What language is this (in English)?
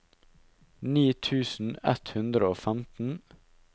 Norwegian